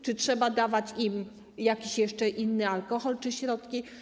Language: Polish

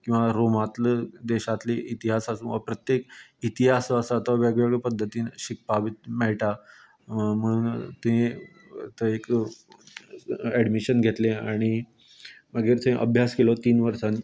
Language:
Konkani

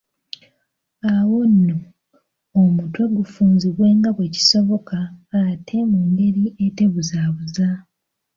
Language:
Ganda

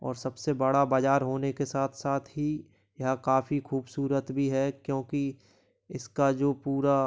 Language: Hindi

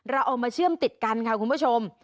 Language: Thai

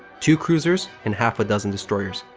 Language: English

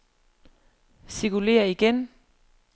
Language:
Danish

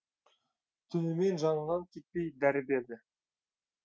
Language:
Kazakh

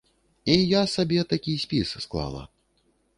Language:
Belarusian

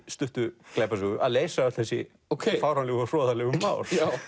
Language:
Icelandic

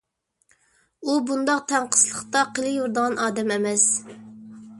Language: Uyghur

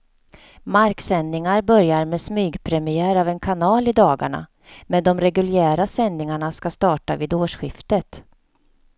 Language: Swedish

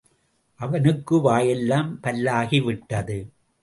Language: Tamil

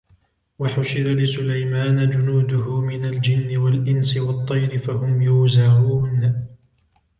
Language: Arabic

